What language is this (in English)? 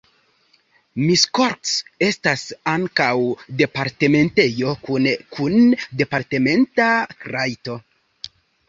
Esperanto